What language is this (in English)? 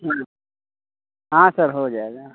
Hindi